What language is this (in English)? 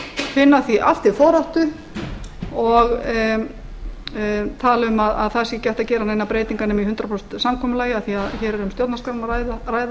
Icelandic